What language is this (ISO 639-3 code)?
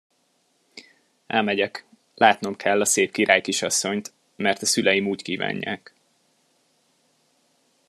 hun